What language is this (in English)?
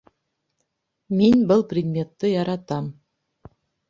Bashkir